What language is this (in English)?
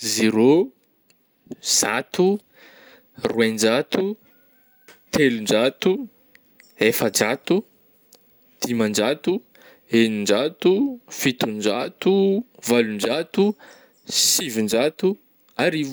Northern Betsimisaraka Malagasy